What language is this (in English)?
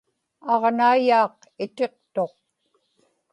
Inupiaq